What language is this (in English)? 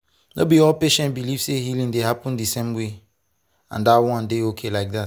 Nigerian Pidgin